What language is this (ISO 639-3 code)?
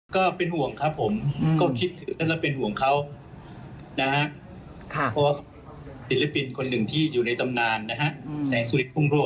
tha